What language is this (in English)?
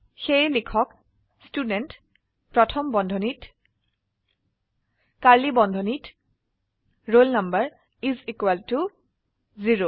Assamese